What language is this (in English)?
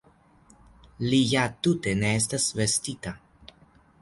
Esperanto